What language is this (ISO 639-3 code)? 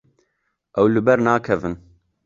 kur